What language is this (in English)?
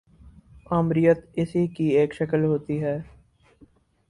Urdu